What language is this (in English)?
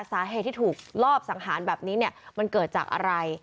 Thai